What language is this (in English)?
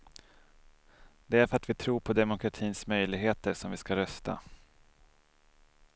Swedish